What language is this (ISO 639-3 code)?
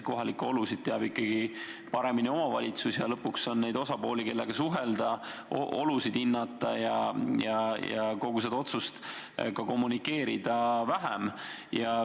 est